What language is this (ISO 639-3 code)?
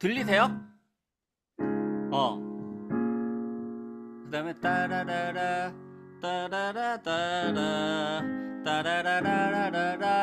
kor